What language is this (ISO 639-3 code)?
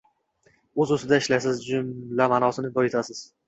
uzb